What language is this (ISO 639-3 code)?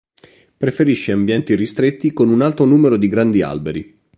ita